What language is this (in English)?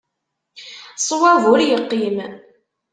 Kabyle